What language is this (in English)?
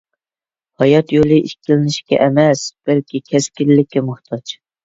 Uyghur